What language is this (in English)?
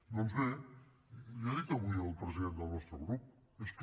Catalan